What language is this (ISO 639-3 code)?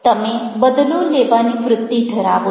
guj